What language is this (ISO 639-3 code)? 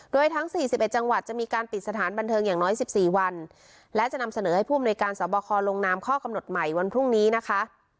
tha